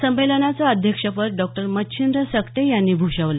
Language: Marathi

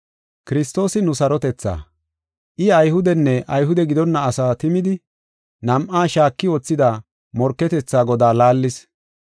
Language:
Gofa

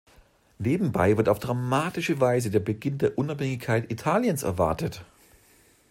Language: German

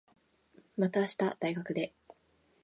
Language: Japanese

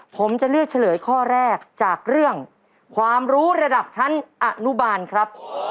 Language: Thai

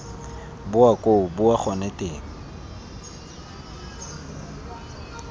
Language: Tswana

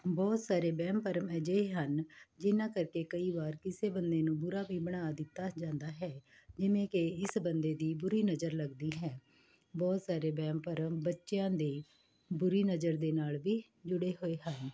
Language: Punjabi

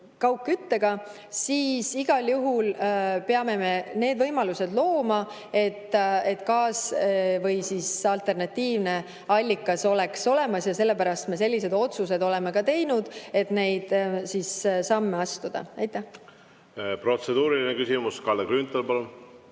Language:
Estonian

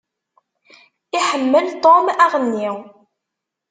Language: Kabyle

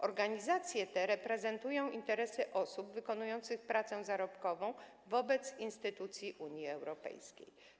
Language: Polish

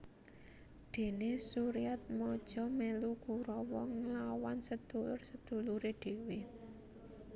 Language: Javanese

